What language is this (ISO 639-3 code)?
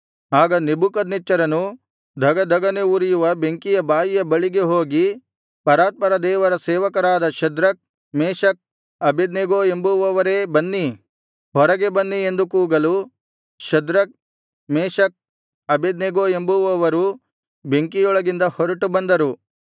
kan